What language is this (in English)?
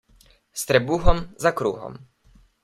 Slovenian